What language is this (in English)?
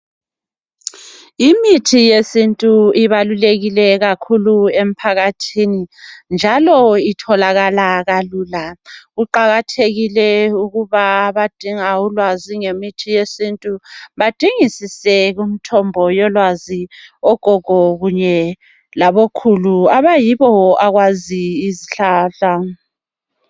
North Ndebele